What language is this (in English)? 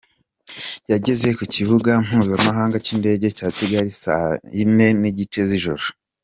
Kinyarwanda